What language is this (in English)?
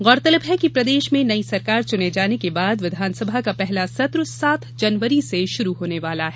Hindi